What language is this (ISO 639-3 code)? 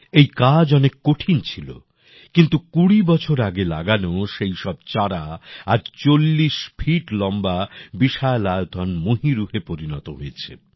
ben